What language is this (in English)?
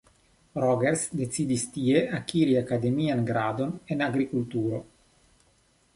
Esperanto